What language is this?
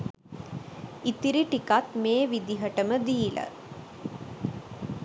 Sinhala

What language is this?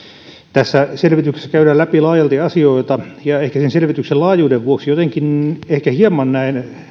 Finnish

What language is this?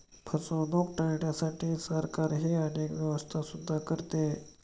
Marathi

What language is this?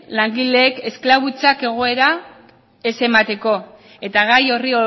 Basque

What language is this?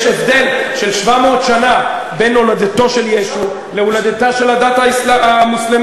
Hebrew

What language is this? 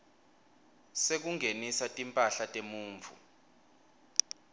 Swati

